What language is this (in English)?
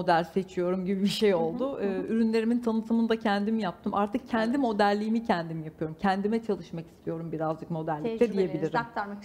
Turkish